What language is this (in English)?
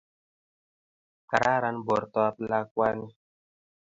Kalenjin